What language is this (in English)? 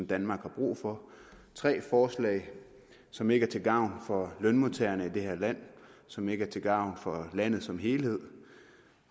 Danish